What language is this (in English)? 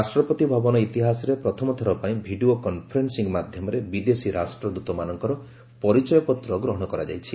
Odia